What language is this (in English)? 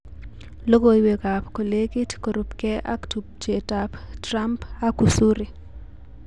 Kalenjin